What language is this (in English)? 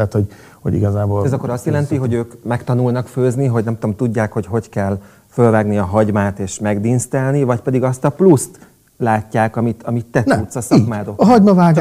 Hungarian